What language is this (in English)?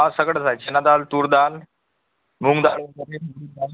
Marathi